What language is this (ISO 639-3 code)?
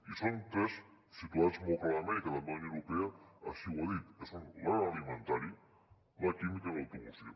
cat